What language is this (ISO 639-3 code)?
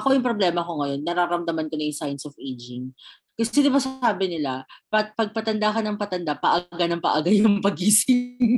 fil